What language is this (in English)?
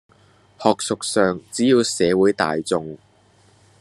Cantonese